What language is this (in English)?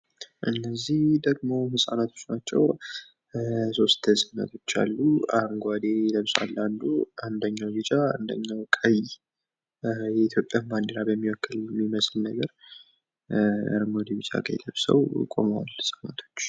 Amharic